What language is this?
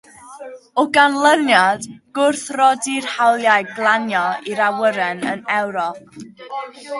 Welsh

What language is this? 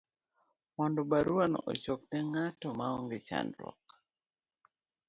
Luo (Kenya and Tanzania)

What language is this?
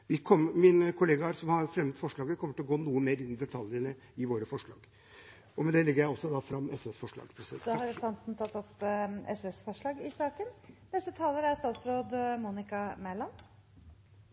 Norwegian Bokmål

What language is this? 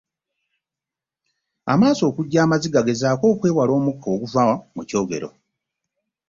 Ganda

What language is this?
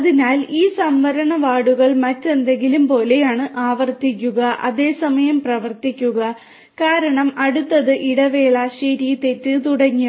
Malayalam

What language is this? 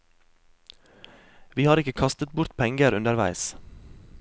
Norwegian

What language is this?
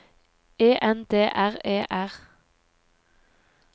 Norwegian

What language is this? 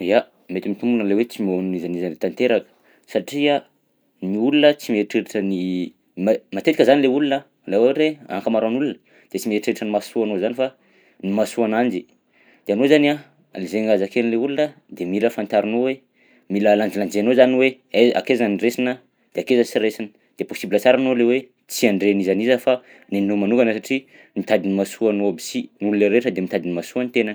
Southern Betsimisaraka Malagasy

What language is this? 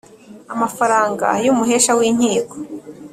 Kinyarwanda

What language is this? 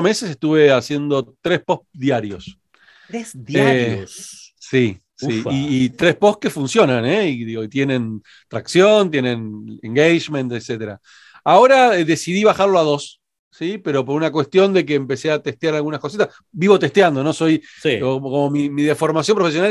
Spanish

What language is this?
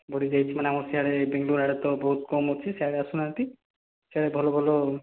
Odia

